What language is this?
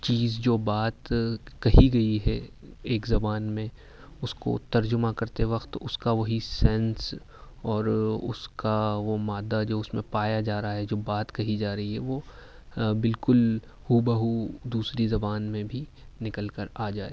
Urdu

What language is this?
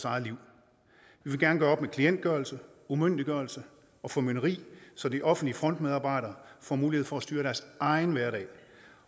Danish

